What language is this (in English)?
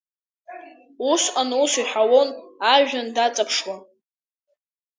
Abkhazian